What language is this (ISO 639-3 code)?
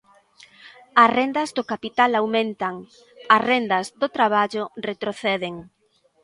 glg